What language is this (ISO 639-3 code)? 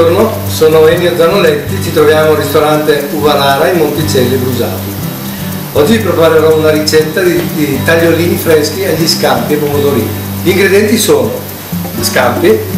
ita